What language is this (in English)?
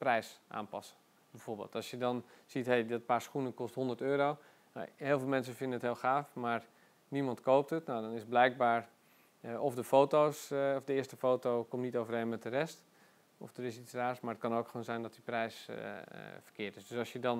Dutch